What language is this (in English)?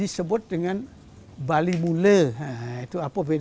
Indonesian